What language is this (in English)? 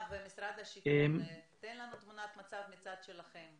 Hebrew